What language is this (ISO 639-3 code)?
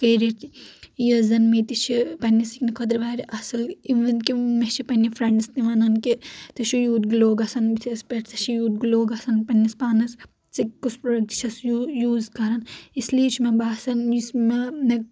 kas